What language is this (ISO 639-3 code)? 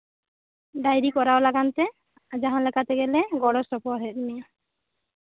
sat